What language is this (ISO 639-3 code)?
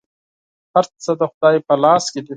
pus